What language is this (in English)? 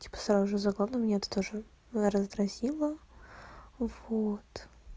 Russian